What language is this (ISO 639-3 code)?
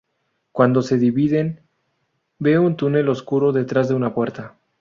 spa